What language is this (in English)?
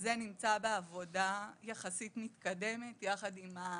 Hebrew